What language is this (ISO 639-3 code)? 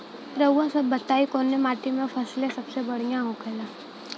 bho